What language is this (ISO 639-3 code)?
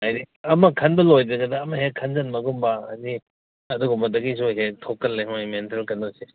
mni